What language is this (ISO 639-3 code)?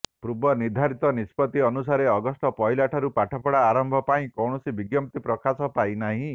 ori